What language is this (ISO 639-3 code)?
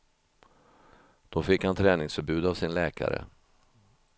swe